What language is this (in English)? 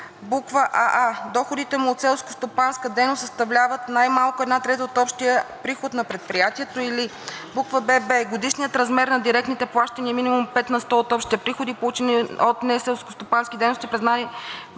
Bulgarian